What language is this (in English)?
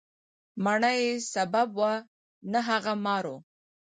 Pashto